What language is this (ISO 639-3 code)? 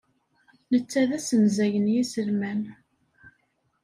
kab